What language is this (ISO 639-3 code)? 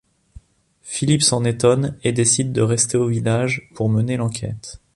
fra